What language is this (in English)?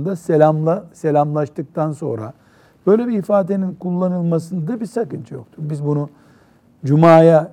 Turkish